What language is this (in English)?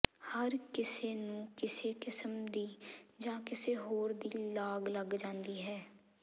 Punjabi